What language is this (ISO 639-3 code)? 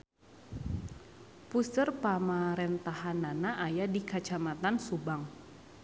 sun